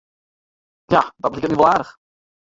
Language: Western Frisian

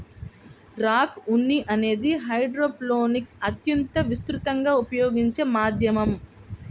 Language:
Telugu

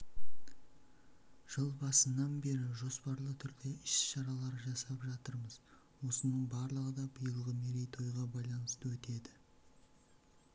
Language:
Kazakh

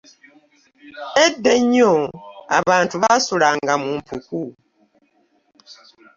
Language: Ganda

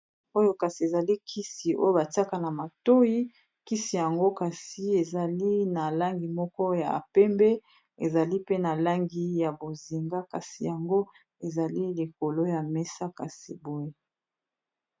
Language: Lingala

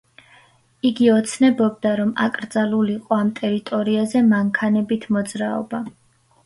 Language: Georgian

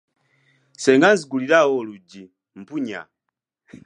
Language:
Ganda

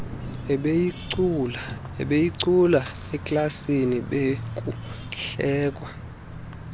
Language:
Xhosa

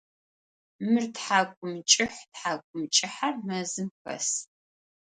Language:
Adyghe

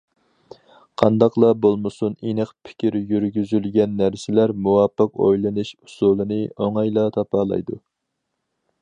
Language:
Uyghur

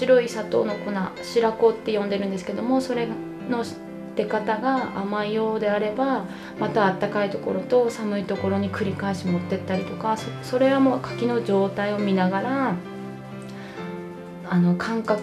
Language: Japanese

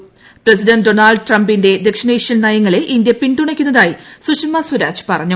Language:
Malayalam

